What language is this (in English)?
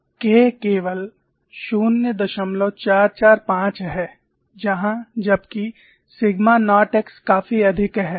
Hindi